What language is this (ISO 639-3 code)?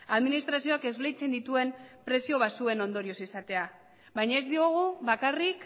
eus